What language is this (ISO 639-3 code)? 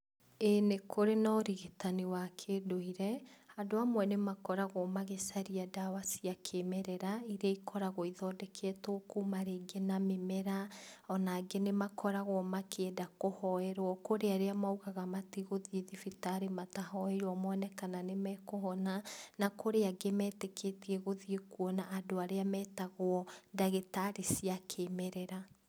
kik